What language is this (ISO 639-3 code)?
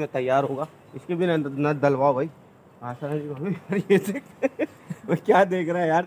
hin